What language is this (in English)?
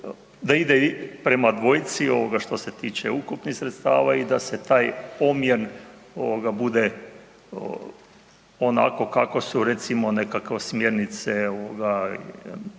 Croatian